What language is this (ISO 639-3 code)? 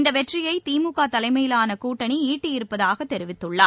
tam